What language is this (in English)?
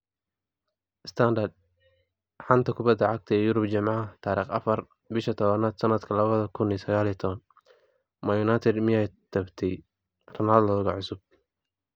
Somali